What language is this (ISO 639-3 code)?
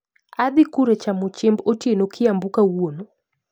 luo